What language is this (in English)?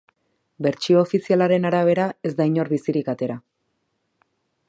Basque